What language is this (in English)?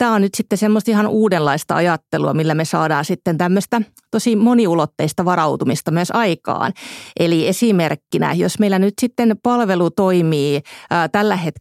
Finnish